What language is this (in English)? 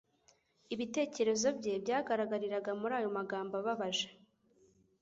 Kinyarwanda